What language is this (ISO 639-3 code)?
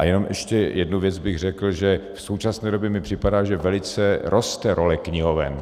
ces